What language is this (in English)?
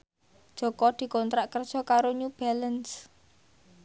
Javanese